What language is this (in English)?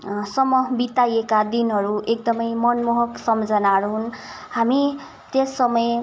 Nepali